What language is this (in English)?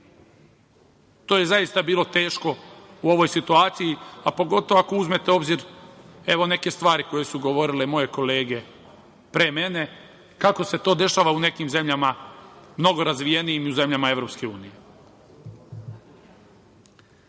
Serbian